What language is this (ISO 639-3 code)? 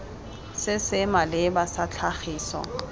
tsn